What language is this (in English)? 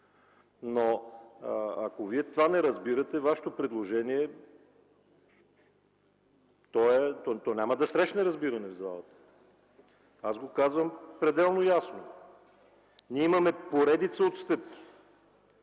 Bulgarian